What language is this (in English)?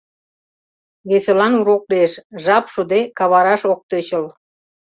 Mari